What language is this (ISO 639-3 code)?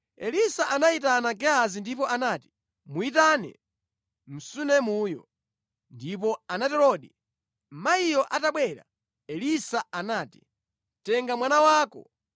nya